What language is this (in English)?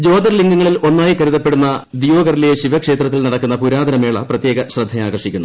Malayalam